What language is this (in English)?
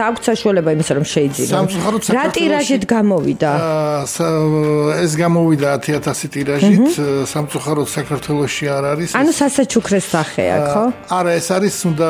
Russian